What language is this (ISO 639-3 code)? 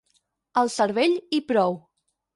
cat